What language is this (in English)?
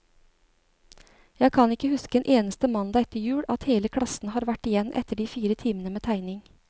Norwegian